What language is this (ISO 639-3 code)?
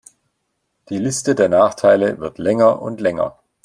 deu